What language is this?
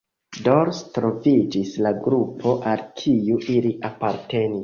Esperanto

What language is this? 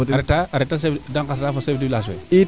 Serer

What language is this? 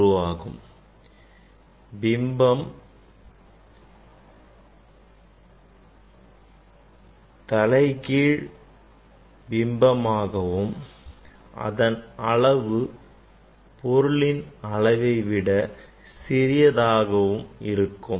Tamil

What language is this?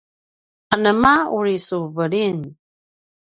Paiwan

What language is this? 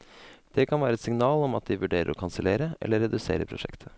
Norwegian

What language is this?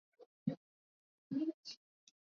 Swahili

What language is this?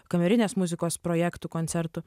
Lithuanian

